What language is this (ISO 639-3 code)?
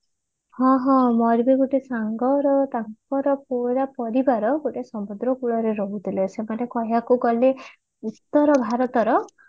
ori